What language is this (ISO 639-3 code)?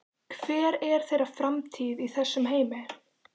isl